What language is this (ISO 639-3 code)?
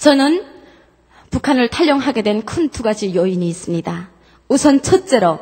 kor